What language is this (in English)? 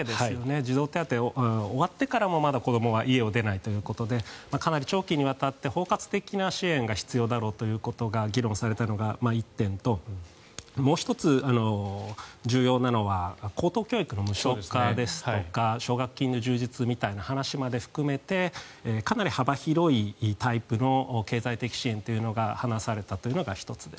Japanese